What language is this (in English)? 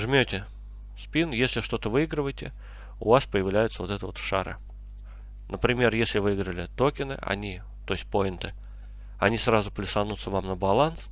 Russian